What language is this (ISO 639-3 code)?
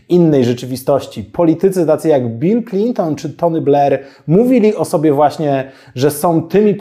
pol